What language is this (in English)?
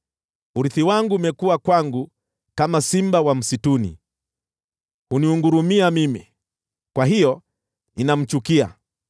Swahili